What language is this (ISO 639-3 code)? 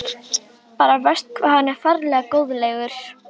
isl